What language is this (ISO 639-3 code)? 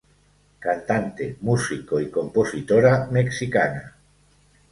spa